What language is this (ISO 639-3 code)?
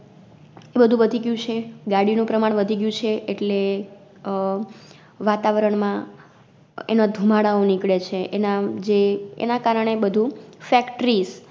guj